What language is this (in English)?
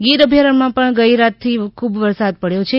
Gujarati